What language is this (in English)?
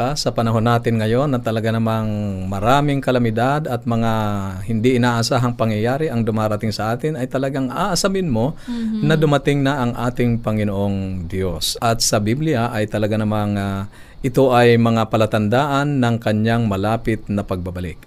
Filipino